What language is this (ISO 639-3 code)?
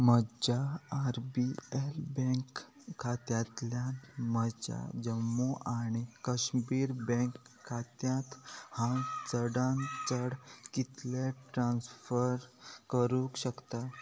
kok